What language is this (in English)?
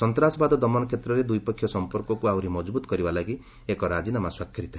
Odia